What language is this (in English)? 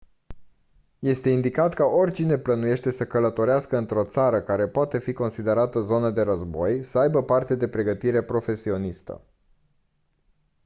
Romanian